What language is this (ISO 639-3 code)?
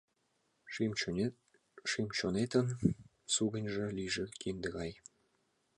chm